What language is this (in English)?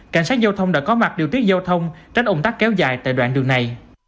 Vietnamese